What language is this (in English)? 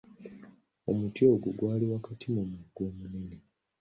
Ganda